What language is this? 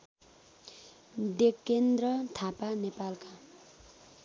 Nepali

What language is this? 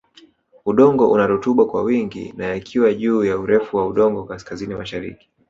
Swahili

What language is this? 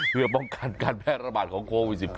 Thai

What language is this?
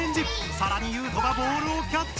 Japanese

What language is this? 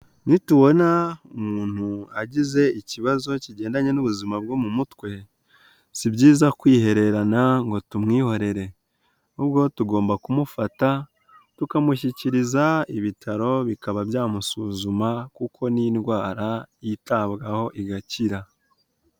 Kinyarwanda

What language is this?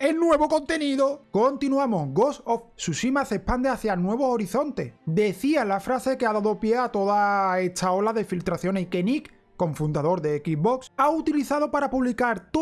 Spanish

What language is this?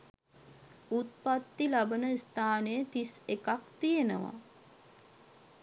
Sinhala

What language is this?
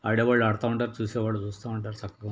Telugu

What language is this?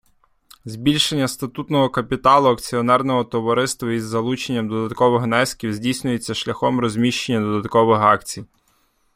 Ukrainian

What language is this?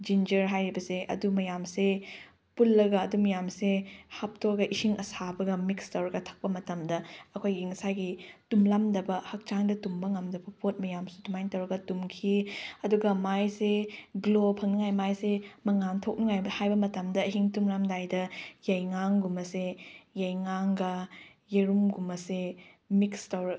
Manipuri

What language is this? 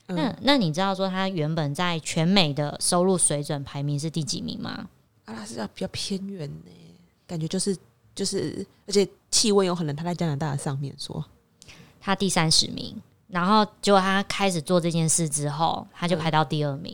Chinese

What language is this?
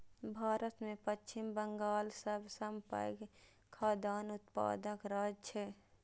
Maithili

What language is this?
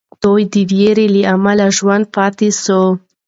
Pashto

